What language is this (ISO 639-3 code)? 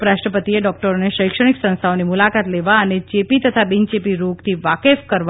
guj